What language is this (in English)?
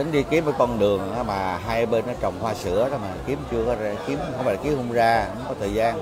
Vietnamese